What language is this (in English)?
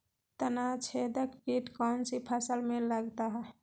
Magahi